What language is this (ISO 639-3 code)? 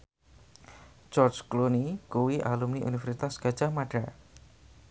jav